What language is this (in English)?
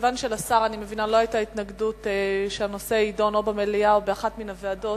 Hebrew